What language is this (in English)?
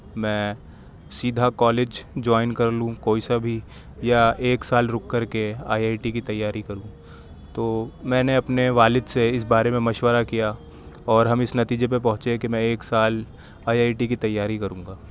Urdu